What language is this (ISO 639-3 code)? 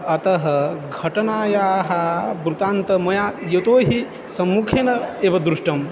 san